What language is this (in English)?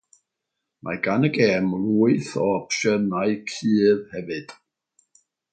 Welsh